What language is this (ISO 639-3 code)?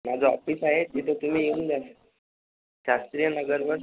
mar